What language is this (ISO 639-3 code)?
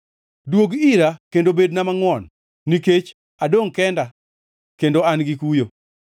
luo